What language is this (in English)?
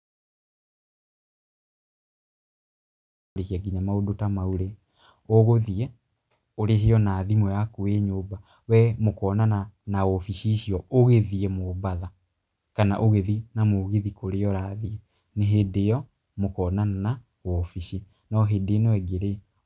Kikuyu